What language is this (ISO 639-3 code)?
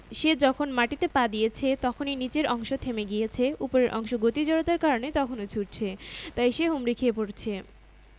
ben